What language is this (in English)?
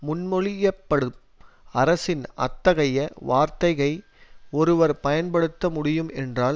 Tamil